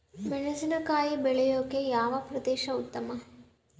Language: Kannada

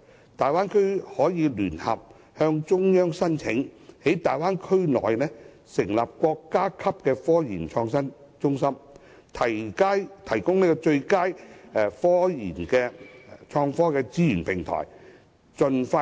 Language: Cantonese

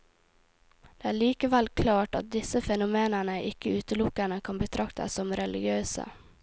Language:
Norwegian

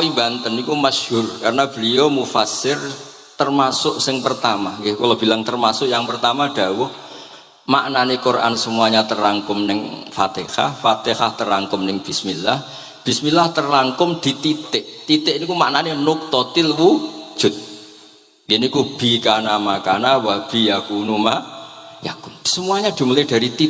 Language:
Indonesian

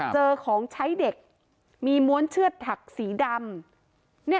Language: Thai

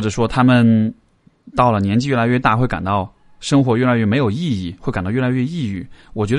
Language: Chinese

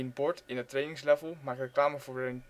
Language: Dutch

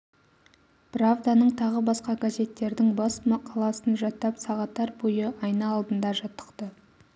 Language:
Kazakh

